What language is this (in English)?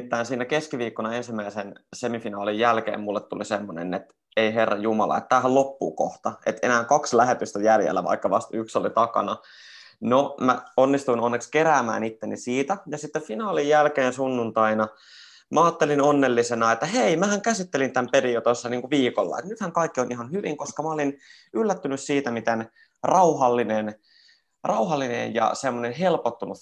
Finnish